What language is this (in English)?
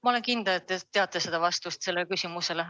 Estonian